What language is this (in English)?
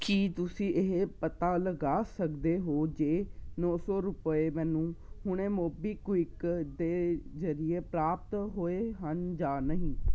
Punjabi